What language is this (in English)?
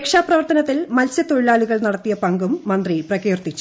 Malayalam